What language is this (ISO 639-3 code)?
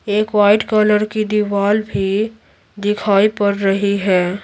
hin